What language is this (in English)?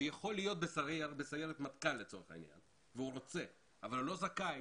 Hebrew